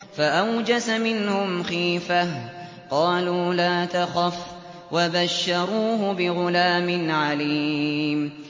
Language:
Arabic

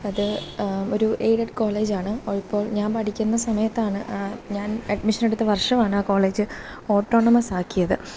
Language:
Malayalam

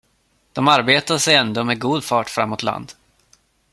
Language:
Swedish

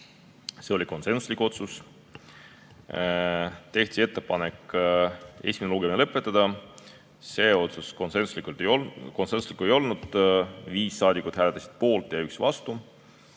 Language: Estonian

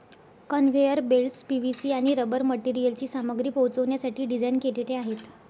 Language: Marathi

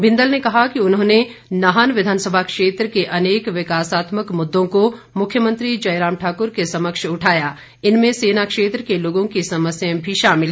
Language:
Hindi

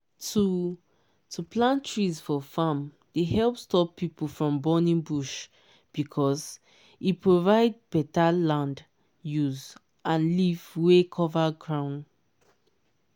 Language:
Nigerian Pidgin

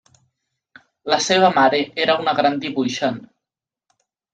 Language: Catalan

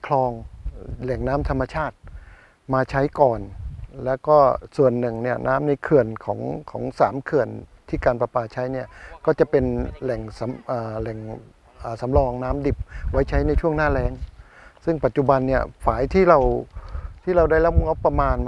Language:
Thai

